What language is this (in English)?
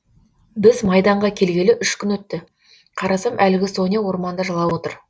Kazakh